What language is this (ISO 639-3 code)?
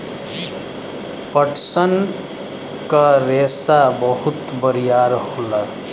bho